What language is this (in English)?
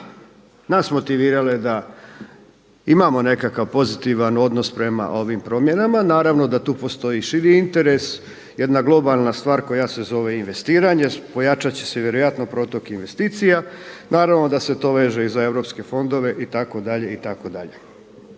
Croatian